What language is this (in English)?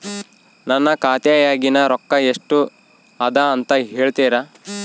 Kannada